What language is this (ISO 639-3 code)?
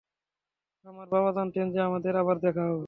ben